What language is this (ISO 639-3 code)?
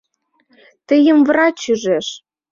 chm